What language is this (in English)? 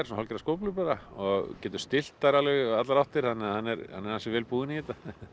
Icelandic